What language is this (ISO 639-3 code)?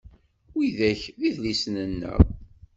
kab